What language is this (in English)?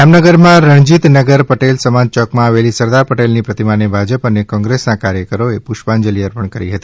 Gujarati